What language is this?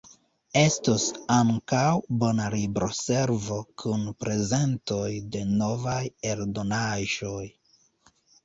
Esperanto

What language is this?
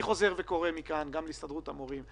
Hebrew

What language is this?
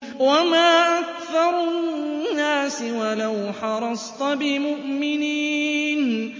Arabic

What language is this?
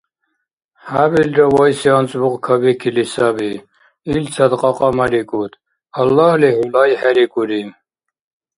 Dargwa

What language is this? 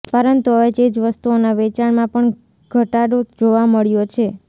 Gujarati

